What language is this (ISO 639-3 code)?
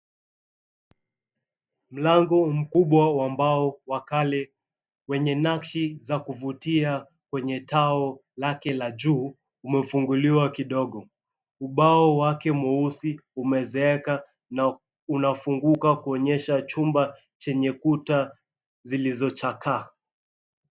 swa